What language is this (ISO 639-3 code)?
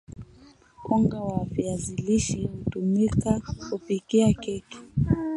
swa